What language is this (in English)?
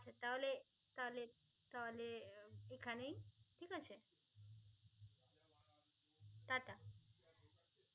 Bangla